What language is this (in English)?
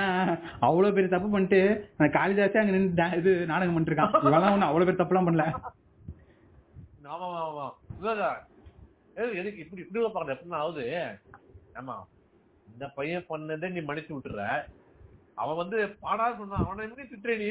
Tamil